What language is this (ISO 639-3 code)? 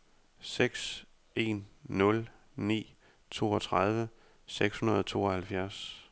dan